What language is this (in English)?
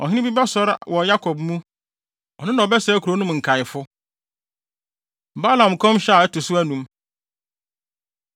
Akan